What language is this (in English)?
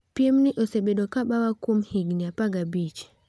Luo (Kenya and Tanzania)